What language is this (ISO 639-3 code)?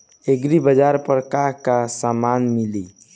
bho